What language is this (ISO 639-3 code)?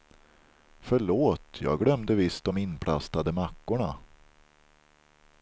swe